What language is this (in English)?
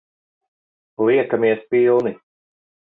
Latvian